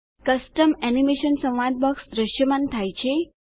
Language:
Gujarati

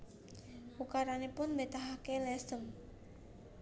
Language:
Javanese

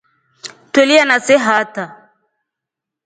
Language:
Rombo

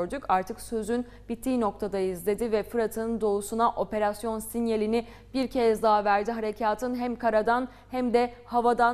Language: Turkish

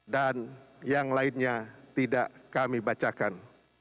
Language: Indonesian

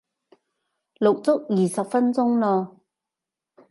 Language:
Cantonese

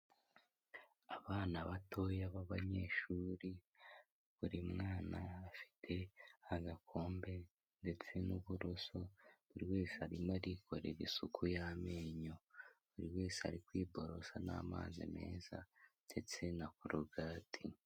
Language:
Kinyarwanda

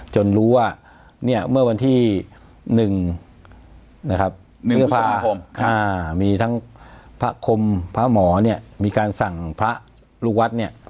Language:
Thai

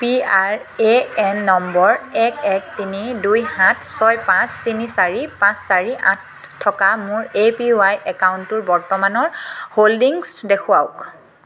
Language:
Assamese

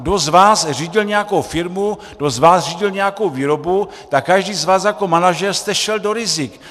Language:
Czech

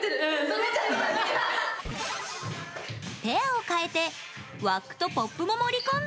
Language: Japanese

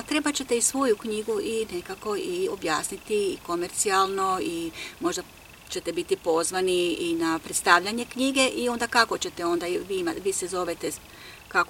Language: Croatian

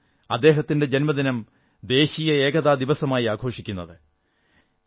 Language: Malayalam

